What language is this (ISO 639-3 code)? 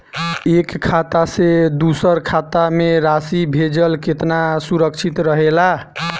bho